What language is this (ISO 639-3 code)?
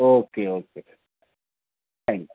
urd